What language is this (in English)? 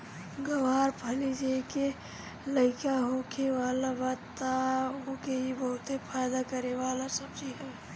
Bhojpuri